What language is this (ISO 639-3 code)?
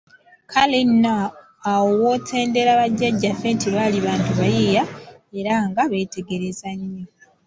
lug